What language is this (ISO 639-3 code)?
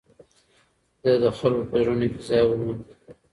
pus